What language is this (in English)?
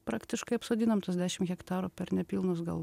Lithuanian